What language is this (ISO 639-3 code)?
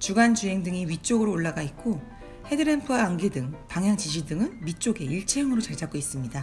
kor